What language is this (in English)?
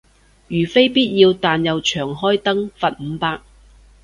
Cantonese